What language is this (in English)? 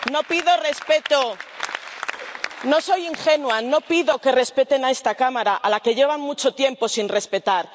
Spanish